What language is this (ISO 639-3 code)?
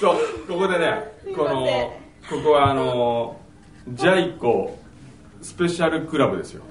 jpn